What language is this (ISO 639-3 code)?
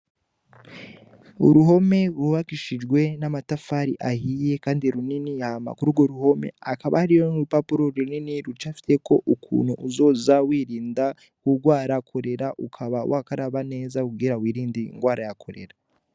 run